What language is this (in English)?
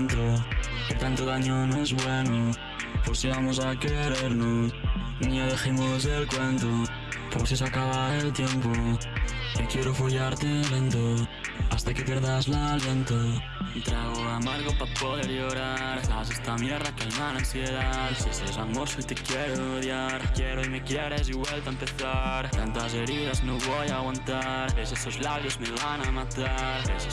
Spanish